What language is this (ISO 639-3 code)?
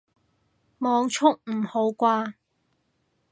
yue